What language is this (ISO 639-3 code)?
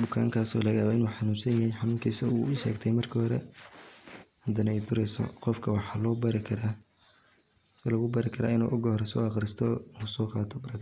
som